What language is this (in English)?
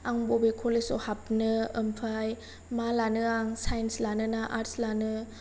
Bodo